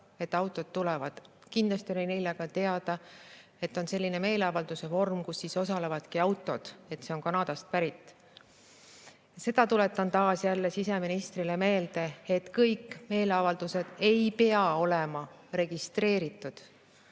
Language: Estonian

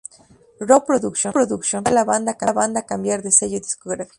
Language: Spanish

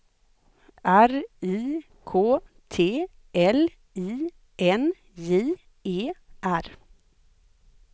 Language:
Swedish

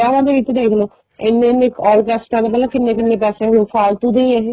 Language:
Punjabi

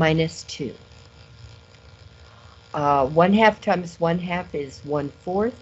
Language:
English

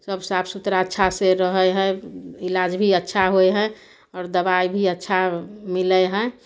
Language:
Maithili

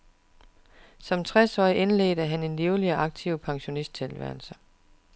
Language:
Danish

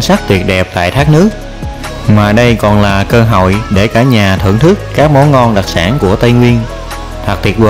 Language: Vietnamese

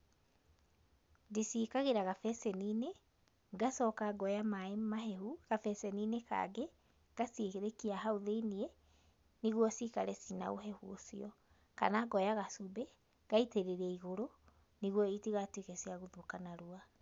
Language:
Kikuyu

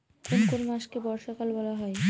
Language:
Bangla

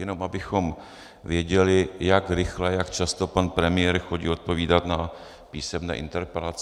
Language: Czech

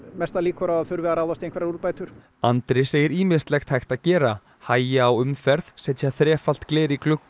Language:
Icelandic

